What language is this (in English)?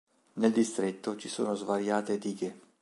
Italian